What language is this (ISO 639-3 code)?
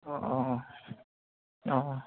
asm